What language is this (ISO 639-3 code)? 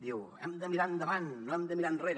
cat